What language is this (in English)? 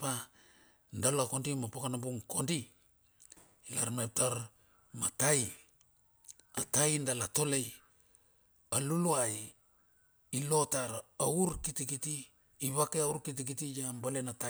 Bilur